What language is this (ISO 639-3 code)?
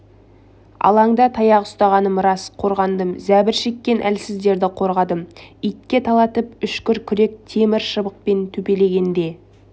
kaz